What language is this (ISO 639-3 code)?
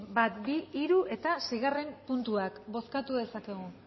eus